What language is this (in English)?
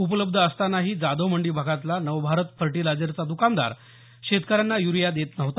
Marathi